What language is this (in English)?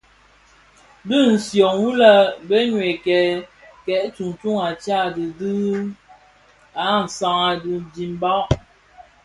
Bafia